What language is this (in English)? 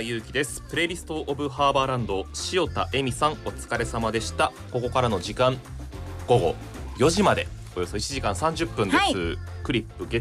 Japanese